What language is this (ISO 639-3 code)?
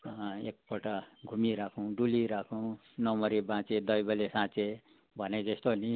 nep